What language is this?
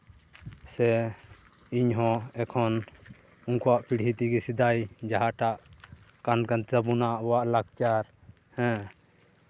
Santali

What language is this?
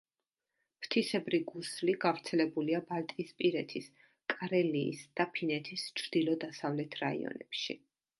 Georgian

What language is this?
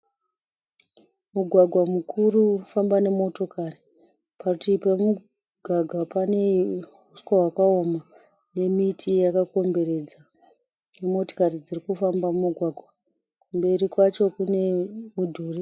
Shona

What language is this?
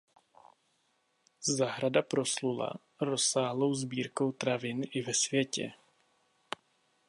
Czech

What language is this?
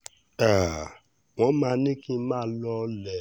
Yoruba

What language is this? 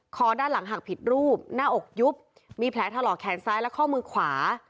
Thai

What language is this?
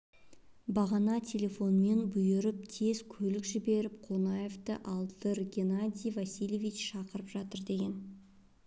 Kazakh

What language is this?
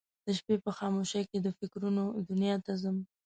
Pashto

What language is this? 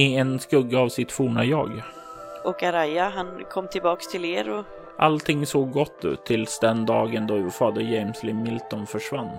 Swedish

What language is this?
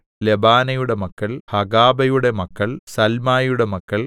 Malayalam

